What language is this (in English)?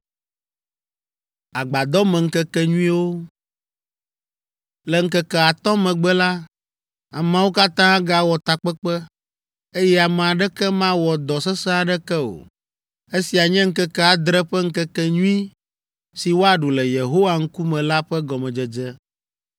Ewe